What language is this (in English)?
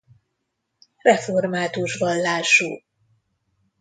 Hungarian